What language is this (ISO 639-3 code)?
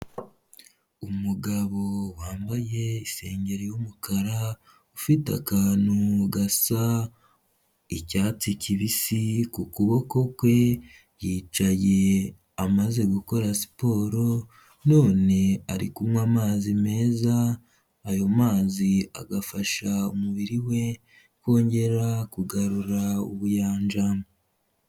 kin